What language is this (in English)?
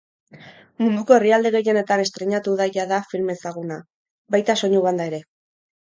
Basque